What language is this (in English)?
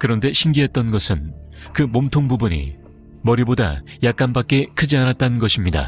Korean